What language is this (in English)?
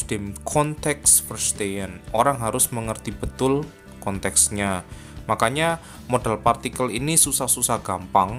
Indonesian